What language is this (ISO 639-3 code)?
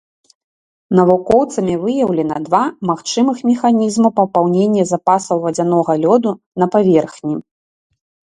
bel